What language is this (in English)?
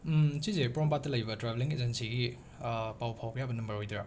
Manipuri